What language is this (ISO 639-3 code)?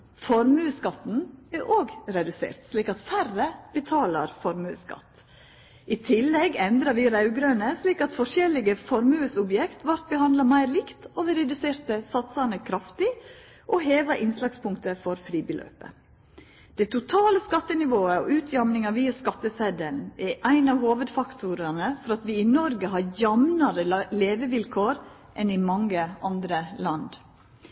nno